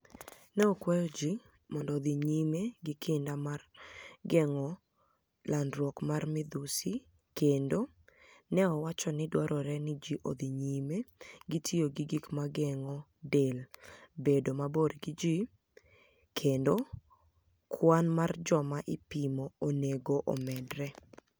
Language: Luo (Kenya and Tanzania)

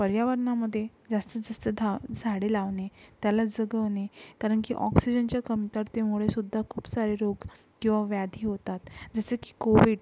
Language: Marathi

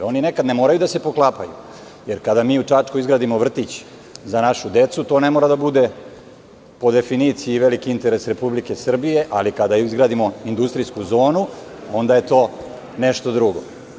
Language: Serbian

